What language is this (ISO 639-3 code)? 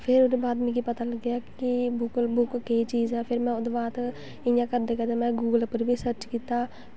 doi